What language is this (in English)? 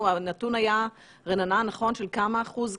Hebrew